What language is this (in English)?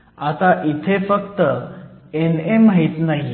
Marathi